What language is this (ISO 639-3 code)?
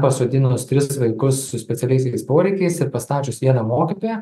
lit